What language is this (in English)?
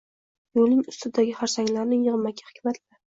Uzbek